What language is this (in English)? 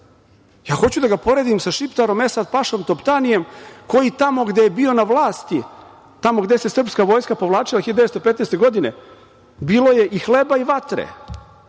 Serbian